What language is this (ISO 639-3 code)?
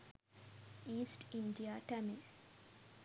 sin